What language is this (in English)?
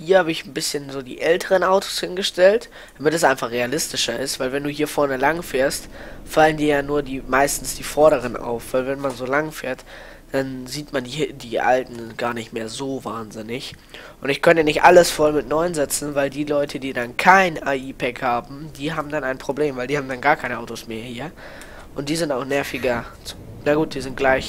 German